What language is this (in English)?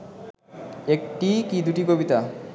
Bangla